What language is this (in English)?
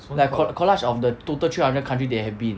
English